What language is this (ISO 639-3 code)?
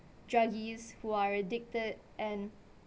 eng